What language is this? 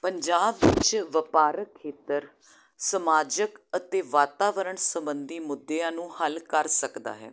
Punjabi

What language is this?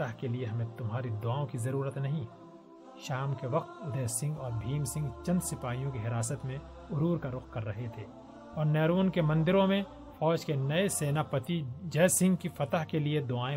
Urdu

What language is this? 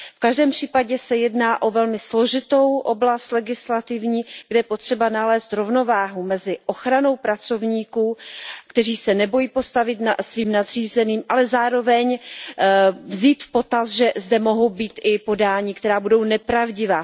Czech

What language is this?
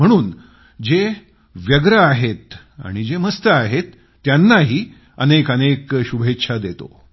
Marathi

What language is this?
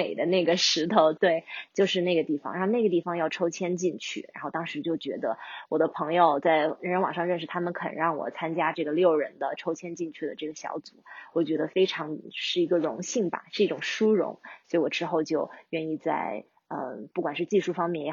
Chinese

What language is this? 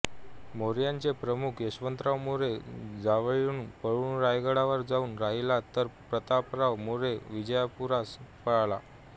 Marathi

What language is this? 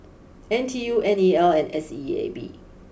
English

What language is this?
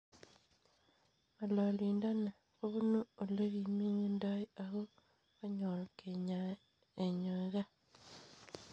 Kalenjin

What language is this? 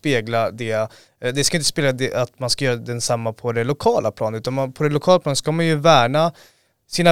Swedish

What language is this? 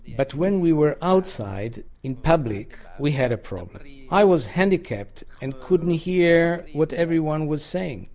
English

